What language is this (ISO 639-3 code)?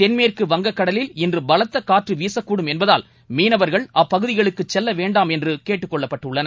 tam